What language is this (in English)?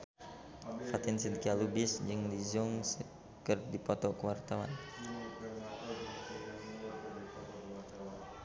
Sundanese